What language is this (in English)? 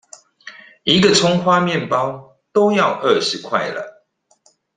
Chinese